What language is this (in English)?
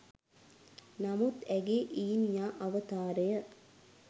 Sinhala